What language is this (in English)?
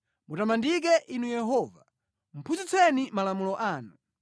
Nyanja